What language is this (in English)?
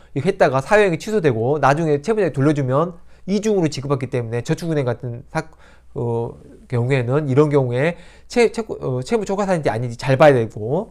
Korean